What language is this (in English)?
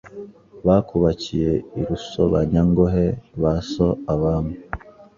Kinyarwanda